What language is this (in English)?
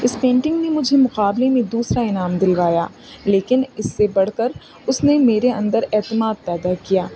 Urdu